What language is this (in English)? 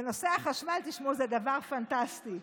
Hebrew